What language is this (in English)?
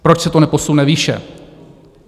Czech